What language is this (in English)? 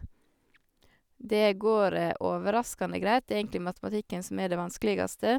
Norwegian